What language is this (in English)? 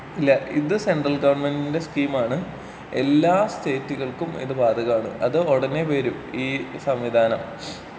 Malayalam